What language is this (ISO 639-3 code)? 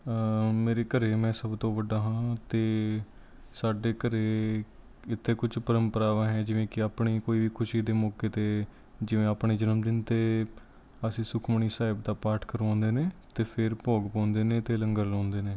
pan